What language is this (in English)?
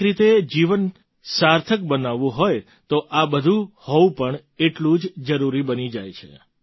Gujarati